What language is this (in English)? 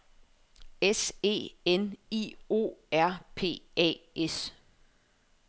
Danish